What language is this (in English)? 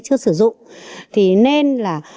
Vietnamese